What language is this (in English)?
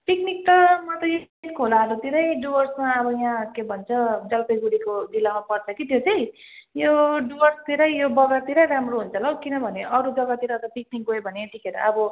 Nepali